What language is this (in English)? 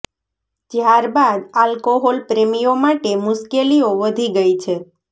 Gujarati